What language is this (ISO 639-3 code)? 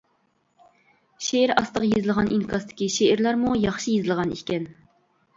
uig